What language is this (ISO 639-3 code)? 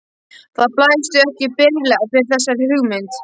isl